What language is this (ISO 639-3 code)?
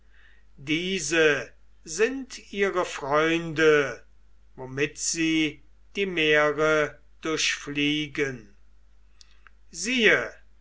deu